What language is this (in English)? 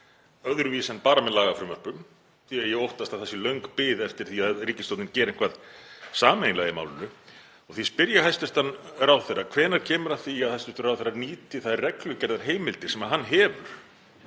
Icelandic